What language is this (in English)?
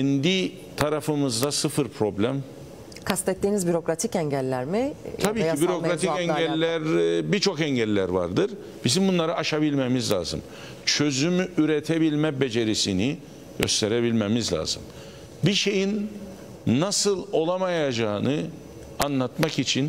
Turkish